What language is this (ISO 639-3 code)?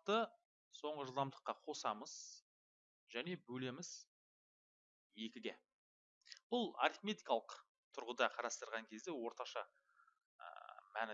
tur